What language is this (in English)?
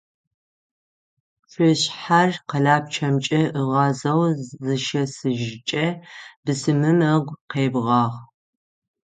Adyghe